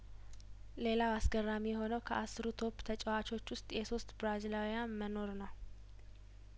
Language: Amharic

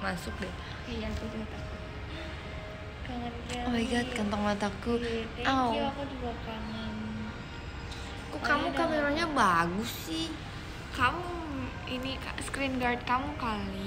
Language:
Indonesian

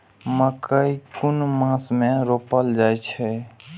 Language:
Maithili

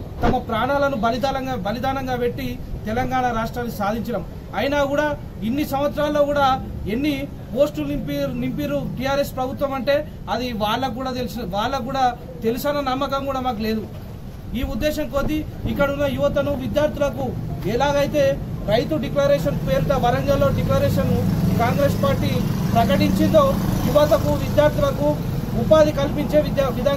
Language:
Hindi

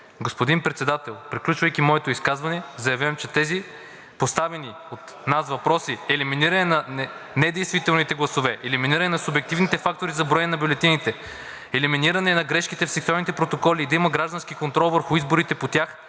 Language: Bulgarian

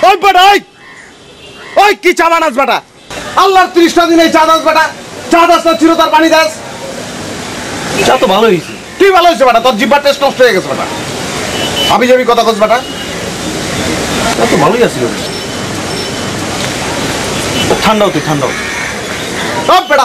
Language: Hindi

